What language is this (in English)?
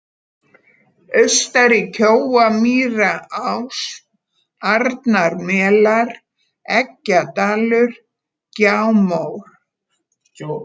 Icelandic